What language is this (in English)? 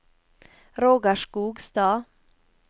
Norwegian